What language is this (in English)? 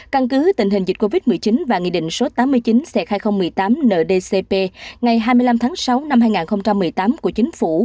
Vietnamese